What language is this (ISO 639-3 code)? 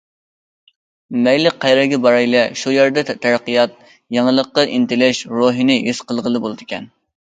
uig